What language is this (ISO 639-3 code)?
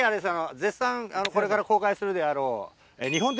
jpn